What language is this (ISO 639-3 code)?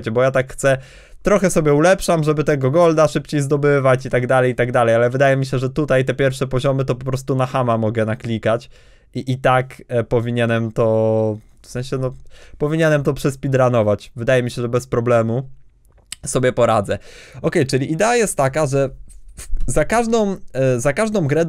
pol